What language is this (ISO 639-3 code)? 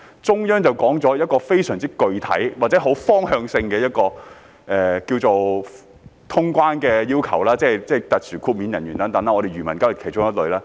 yue